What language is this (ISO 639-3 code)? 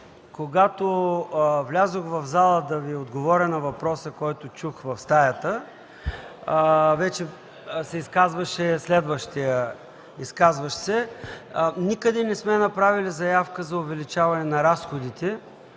bul